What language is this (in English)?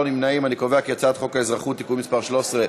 Hebrew